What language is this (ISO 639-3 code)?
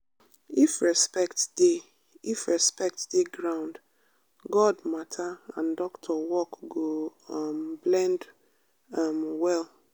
pcm